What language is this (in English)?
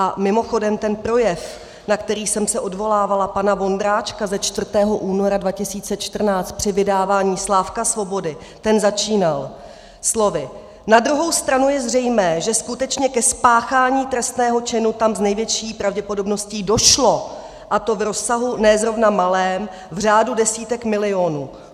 Czech